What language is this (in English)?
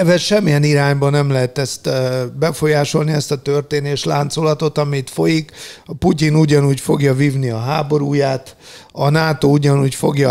Hungarian